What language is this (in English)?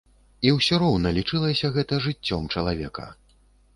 Belarusian